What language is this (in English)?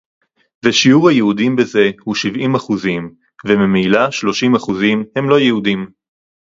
Hebrew